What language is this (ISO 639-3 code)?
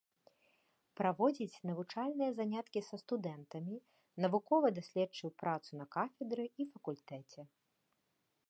bel